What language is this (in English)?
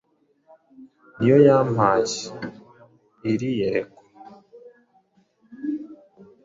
Kinyarwanda